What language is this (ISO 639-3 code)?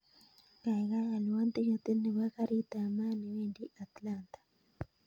kln